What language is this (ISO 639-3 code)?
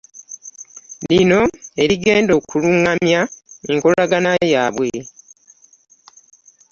lug